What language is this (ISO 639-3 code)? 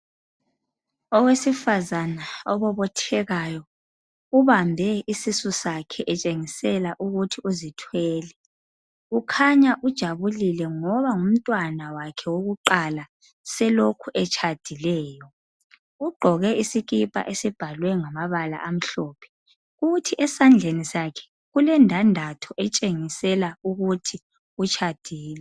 nde